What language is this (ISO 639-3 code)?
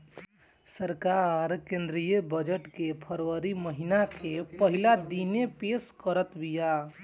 bho